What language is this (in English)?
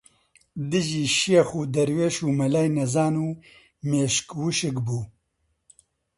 Central Kurdish